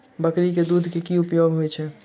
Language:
Maithili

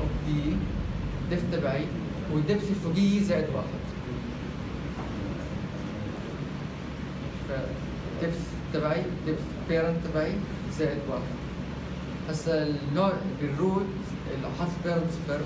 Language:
Arabic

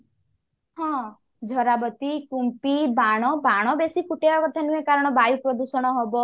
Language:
Odia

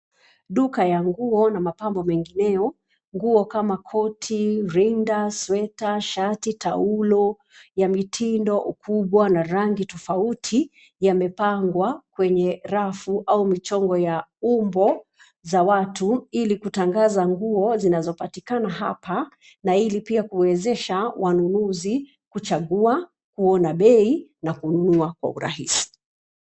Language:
Swahili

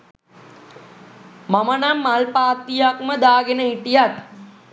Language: Sinhala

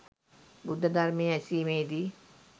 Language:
Sinhala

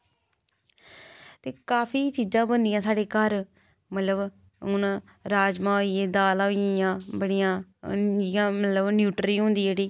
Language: Dogri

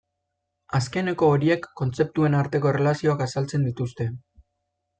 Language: Basque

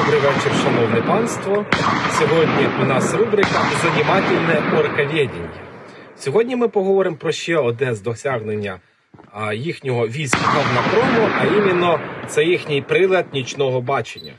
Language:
Ukrainian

